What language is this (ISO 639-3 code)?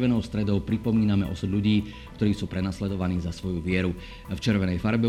slk